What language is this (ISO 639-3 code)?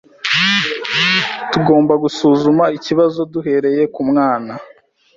kin